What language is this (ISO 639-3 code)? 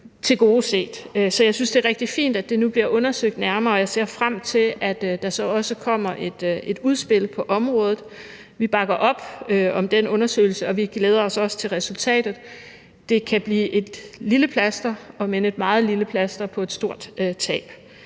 dan